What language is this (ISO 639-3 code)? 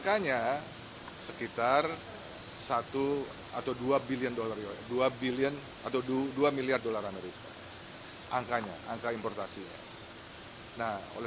ind